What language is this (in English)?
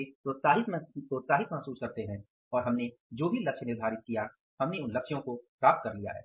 Hindi